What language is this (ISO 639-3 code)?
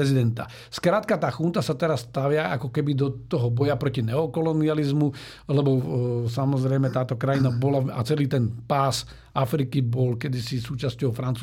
slk